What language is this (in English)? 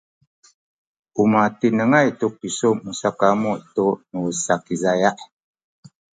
Sakizaya